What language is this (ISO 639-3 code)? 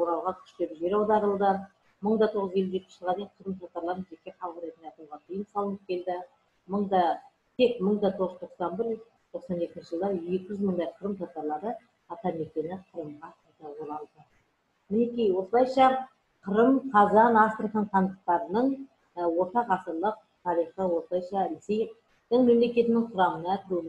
tur